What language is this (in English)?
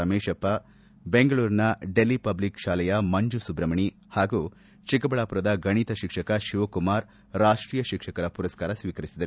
Kannada